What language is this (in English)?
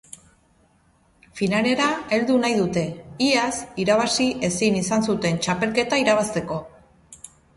Basque